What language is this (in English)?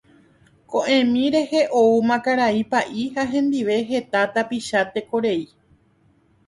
Guarani